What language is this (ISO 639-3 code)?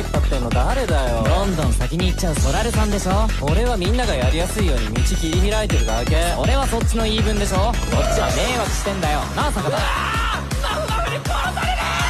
jpn